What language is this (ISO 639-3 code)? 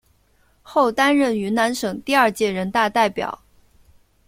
zho